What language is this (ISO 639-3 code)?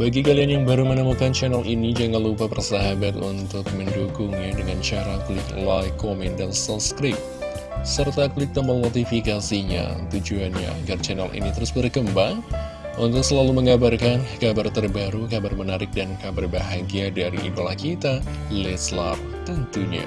ind